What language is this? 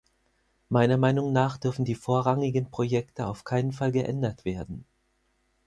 German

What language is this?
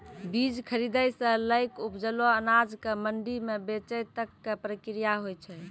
Maithili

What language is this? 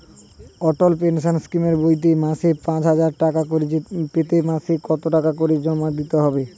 Bangla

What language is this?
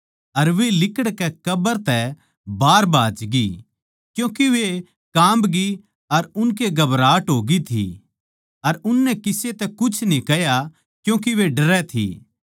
Haryanvi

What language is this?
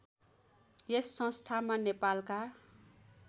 Nepali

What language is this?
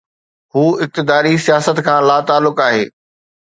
Sindhi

